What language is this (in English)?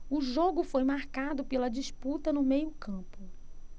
Portuguese